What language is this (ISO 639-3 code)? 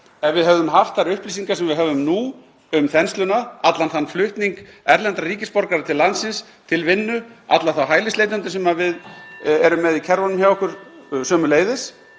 isl